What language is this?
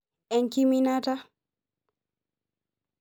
Masai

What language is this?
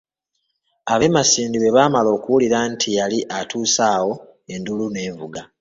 Ganda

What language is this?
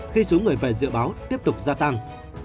Vietnamese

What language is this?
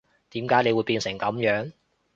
Cantonese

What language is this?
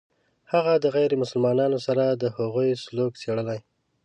Pashto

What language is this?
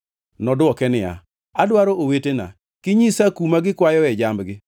Luo (Kenya and Tanzania)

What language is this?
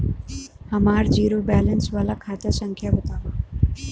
Bhojpuri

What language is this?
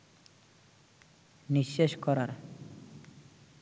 Bangla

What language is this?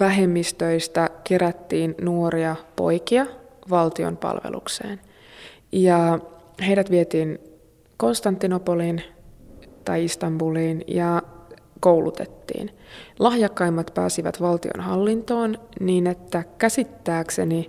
Finnish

